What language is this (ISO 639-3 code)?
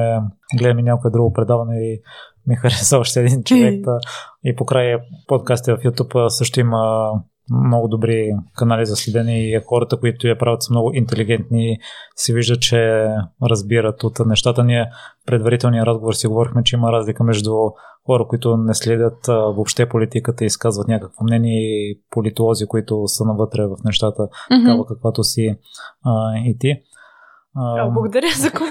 bul